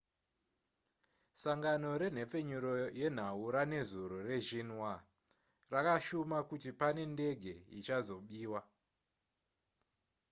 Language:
Shona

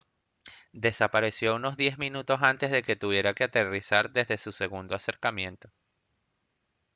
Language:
Spanish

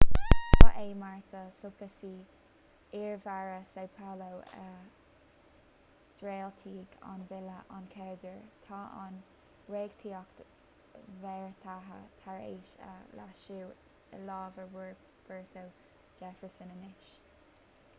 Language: Irish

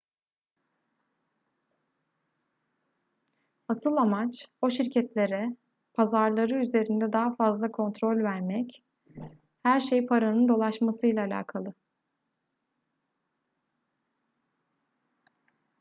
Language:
Turkish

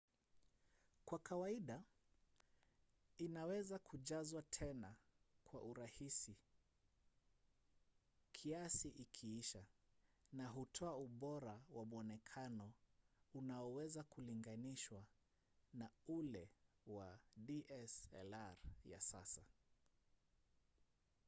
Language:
Swahili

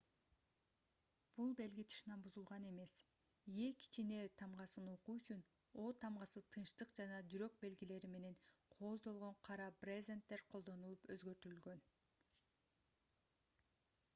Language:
Kyrgyz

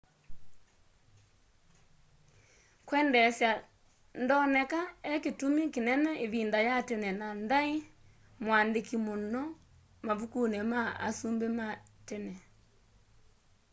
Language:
Kamba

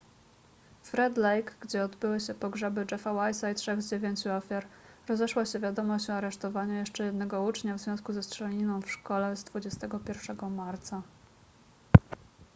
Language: Polish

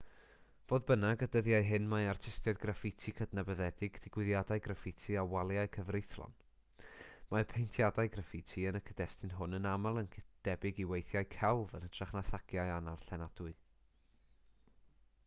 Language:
Welsh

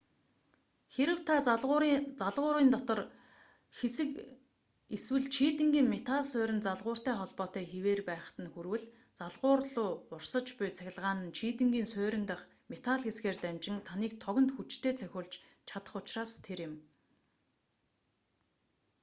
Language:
Mongolian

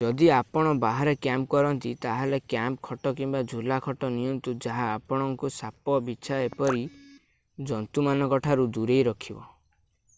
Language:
Odia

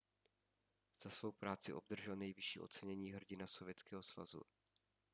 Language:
Czech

